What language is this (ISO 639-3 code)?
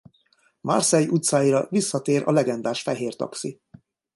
hun